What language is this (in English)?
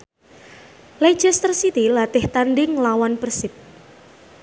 Javanese